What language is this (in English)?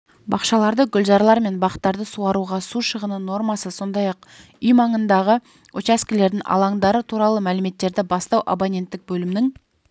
Kazakh